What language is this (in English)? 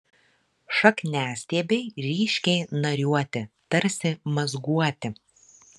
Lithuanian